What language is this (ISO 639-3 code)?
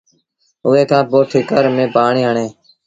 sbn